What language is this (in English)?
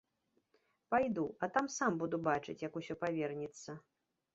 Belarusian